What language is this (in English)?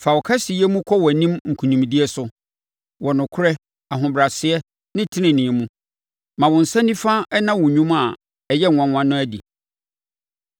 Akan